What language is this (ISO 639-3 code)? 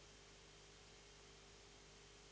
srp